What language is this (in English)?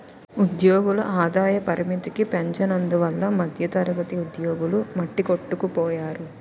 Telugu